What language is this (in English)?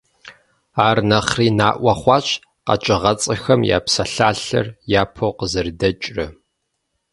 Kabardian